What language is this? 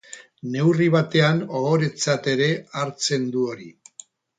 Basque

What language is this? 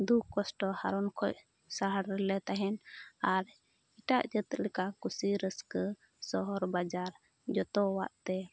Santali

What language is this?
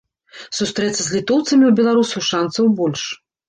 Belarusian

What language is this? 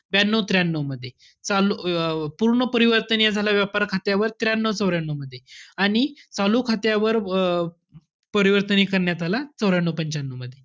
Marathi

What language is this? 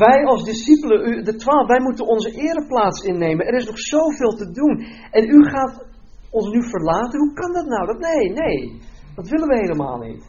Dutch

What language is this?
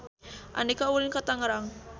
Sundanese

